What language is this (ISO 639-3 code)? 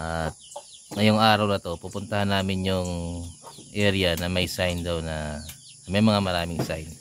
fil